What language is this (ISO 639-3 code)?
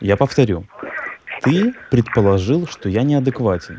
rus